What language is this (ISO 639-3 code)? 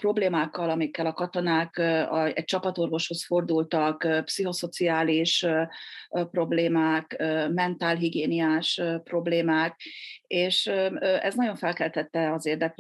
hun